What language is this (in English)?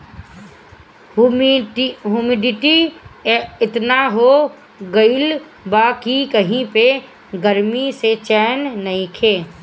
Bhojpuri